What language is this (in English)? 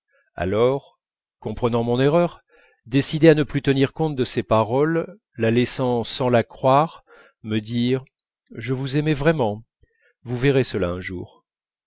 French